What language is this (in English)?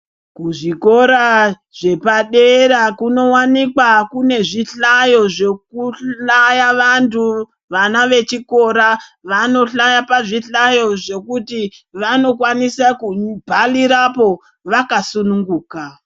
Ndau